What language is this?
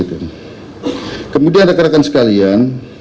Indonesian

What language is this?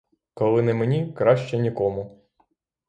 Ukrainian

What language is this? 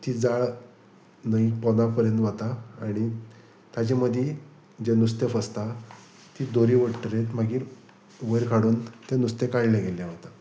Konkani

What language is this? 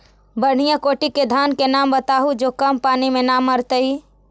Magahi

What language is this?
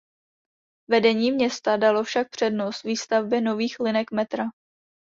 Czech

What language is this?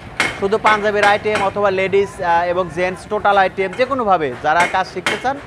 Bangla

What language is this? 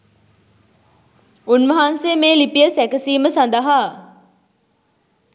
Sinhala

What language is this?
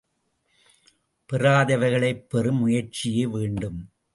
Tamil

